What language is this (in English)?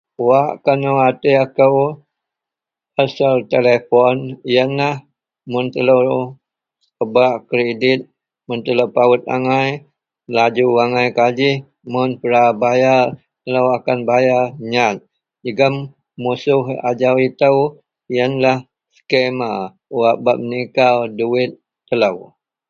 Central Melanau